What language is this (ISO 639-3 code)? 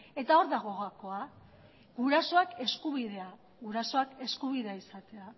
eus